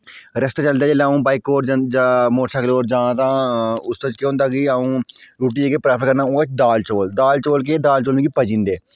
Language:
Dogri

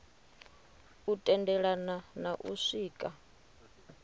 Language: Venda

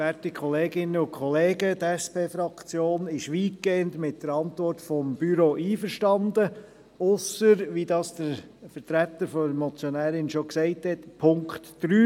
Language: Swiss German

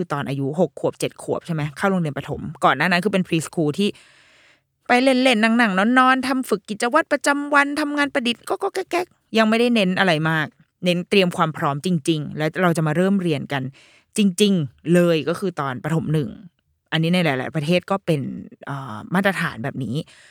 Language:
Thai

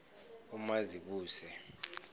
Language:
South Ndebele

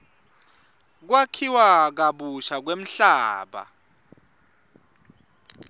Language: Swati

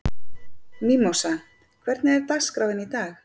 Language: Icelandic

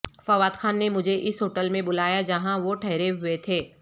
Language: Urdu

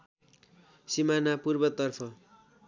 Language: Nepali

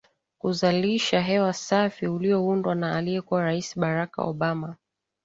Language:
Swahili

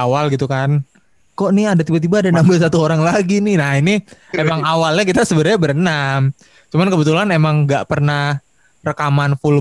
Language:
Indonesian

